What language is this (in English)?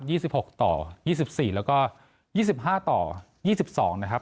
Thai